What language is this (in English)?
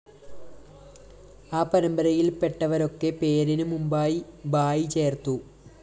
Malayalam